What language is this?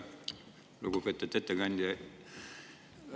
Estonian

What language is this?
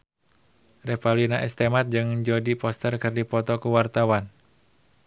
Sundanese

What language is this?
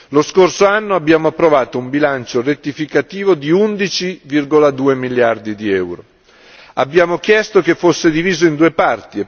Italian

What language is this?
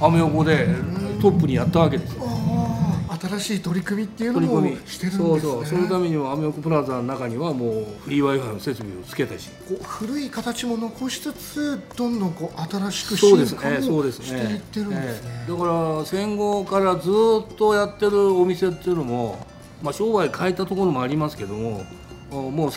Japanese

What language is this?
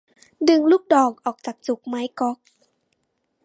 Thai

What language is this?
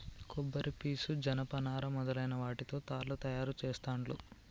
Telugu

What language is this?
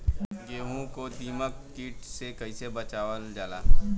Bhojpuri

